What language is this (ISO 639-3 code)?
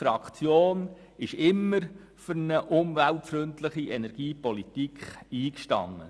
gsw